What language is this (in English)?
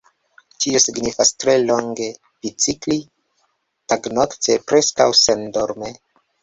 Esperanto